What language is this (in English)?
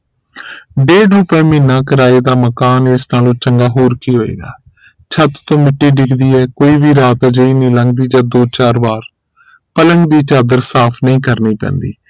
Punjabi